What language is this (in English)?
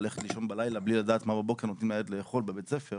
Hebrew